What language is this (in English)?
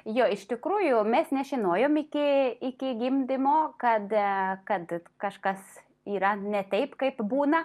Lithuanian